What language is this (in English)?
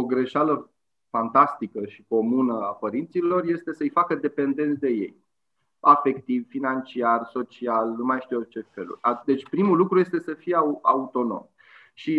Romanian